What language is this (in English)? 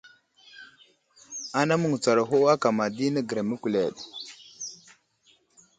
Wuzlam